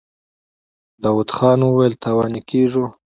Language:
Pashto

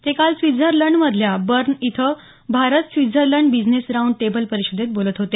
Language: Marathi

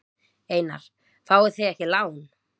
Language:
Icelandic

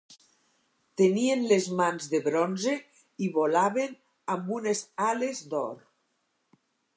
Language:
Catalan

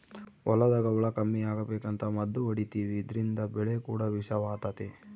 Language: Kannada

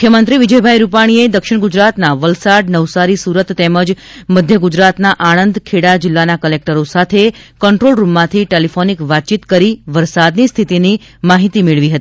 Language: Gujarati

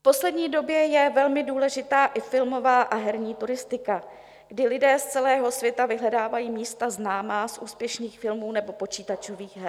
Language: Czech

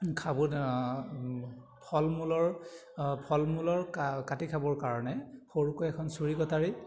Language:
Assamese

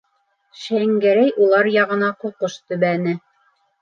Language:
Bashkir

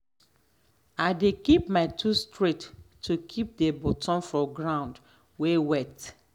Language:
Nigerian Pidgin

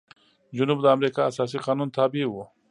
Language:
Pashto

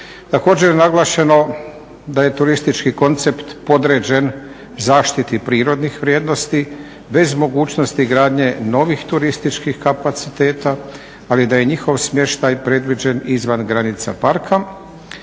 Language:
Croatian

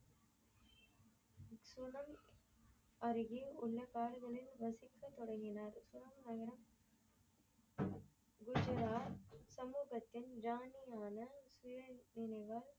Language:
Tamil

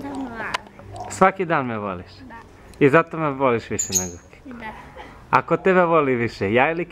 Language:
Greek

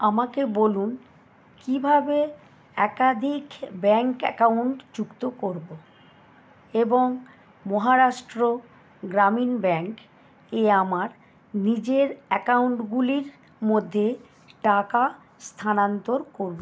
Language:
Bangla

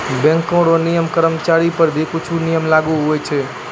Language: Maithili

